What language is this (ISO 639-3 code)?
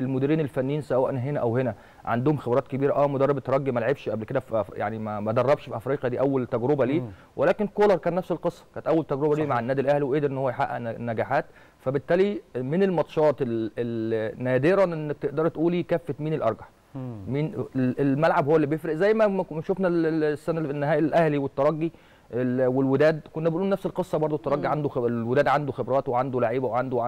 ara